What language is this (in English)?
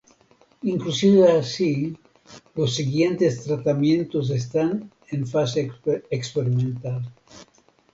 Spanish